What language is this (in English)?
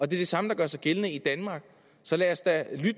Danish